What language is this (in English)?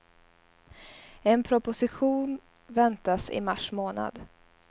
Swedish